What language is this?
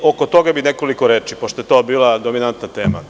Serbian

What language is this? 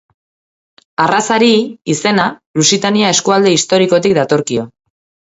Basque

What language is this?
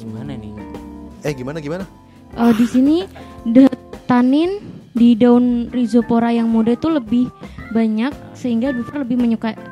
Indonesian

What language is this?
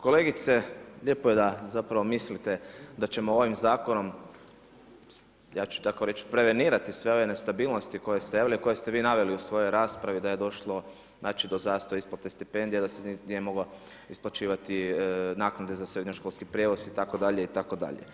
Croatian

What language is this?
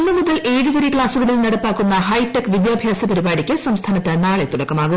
Malayalam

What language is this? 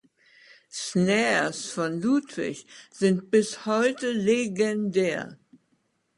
German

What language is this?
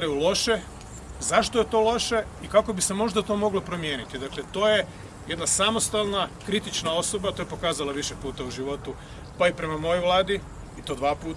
Croatian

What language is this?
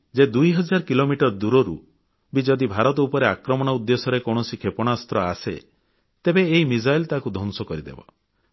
Odia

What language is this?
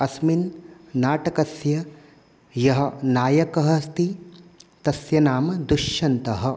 Sanskrit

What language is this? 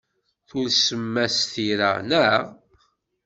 Kabyle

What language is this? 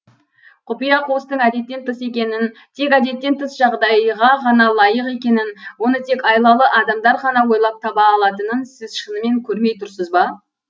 Kazakh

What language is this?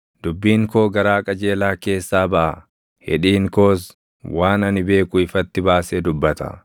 Oromo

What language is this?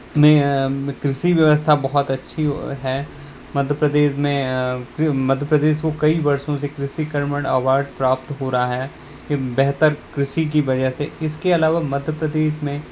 Hindi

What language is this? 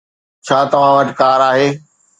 Sindhi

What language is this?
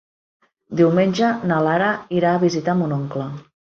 Catalan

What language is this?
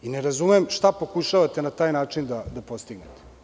Serbian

